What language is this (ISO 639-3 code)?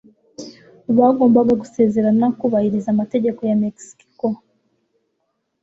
kin